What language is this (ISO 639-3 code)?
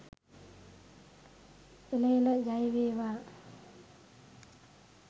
sin